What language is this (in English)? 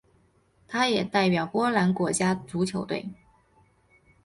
Chinese